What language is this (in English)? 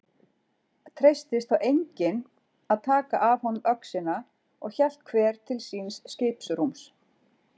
Icelandic